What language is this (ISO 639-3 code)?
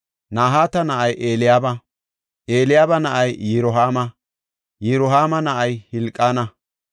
gof